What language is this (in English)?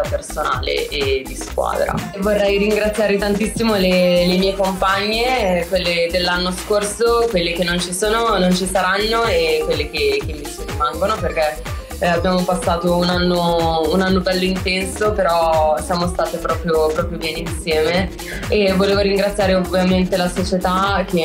Italian